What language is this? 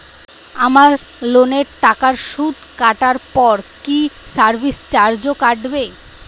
Bangla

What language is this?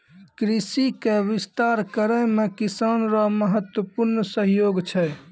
Maithili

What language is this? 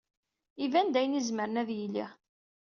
Kabyle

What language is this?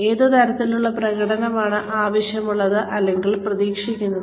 Malayalam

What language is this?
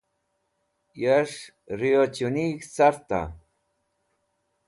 Wakhi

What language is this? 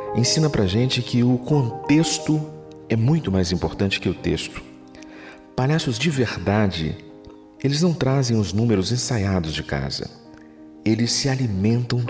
Portuguese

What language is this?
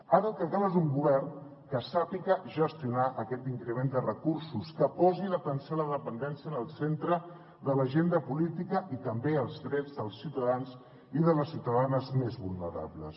Catalan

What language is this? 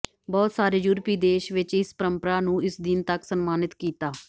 Punjabi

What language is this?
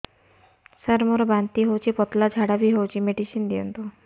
Odia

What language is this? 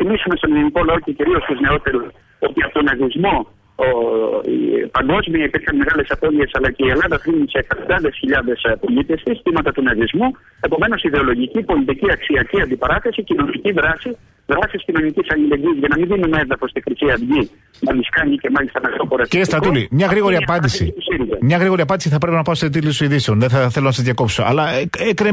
Greek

